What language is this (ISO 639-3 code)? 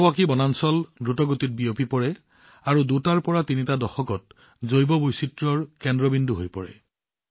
asm